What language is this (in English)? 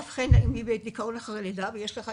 Hebrew